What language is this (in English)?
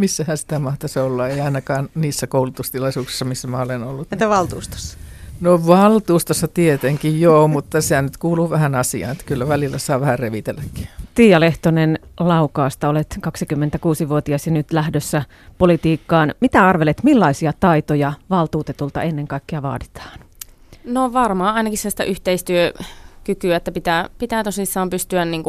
Finnish